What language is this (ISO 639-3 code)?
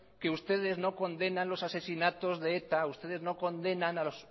spa